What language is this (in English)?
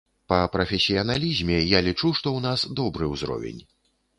Belarusian